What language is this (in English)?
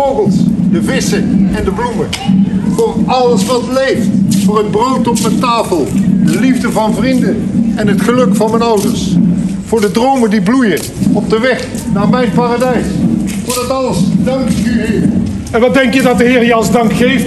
Dutch